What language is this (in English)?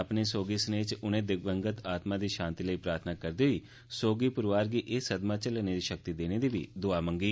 Dogri